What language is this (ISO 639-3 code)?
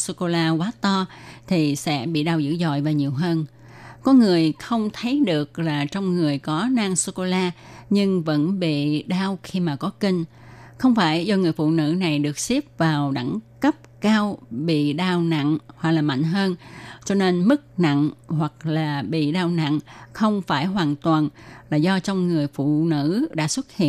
vie